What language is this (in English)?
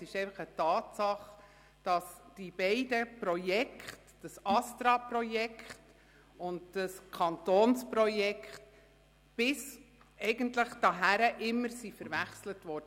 Swiss German